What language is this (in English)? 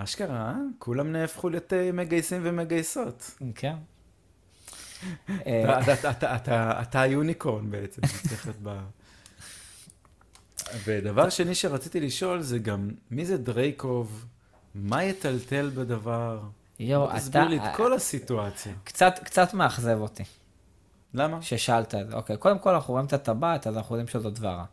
Hebrew